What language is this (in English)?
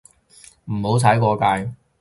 Cantonese